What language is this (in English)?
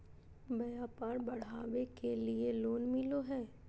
Magahi